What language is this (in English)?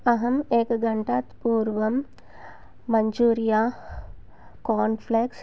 Sanskrit